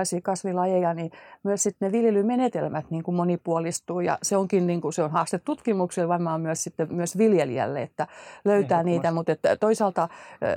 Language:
Finnish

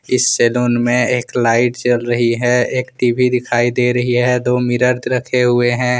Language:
Hindi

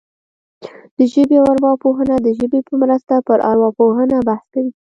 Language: Pashto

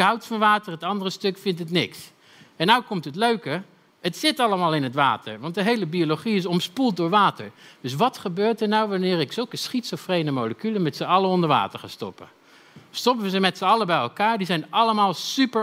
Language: Dutch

